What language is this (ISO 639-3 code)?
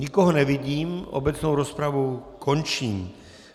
ces